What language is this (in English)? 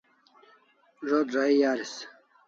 Kalasha